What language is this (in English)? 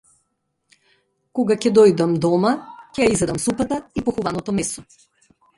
Macedonian